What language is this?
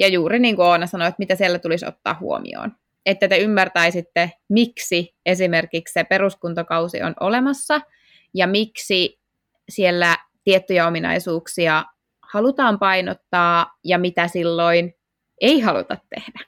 Finnish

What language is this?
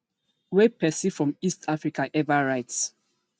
Nigerian Pidgin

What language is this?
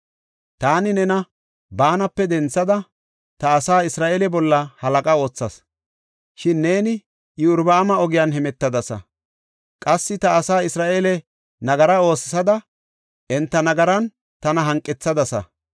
Gofa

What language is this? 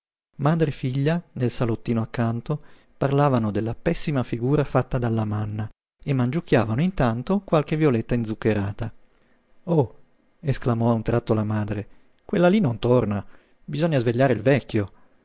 Italian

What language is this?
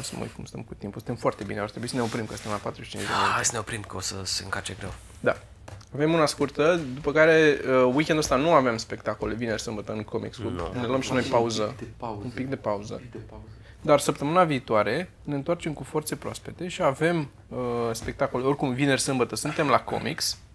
Romanian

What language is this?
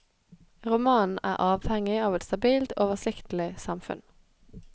Norwegian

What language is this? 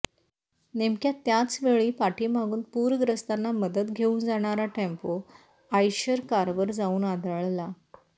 Marathi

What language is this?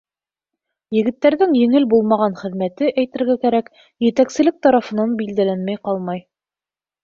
Bashkir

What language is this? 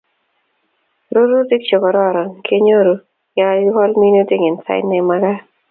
Kalenjin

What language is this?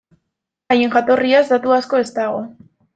Basque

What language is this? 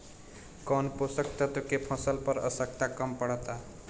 Bhojpuri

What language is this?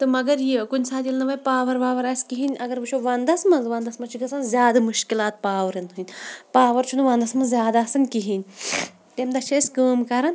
Kashmiri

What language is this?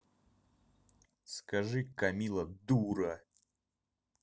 Russian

